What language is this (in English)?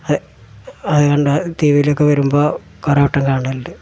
Malayalam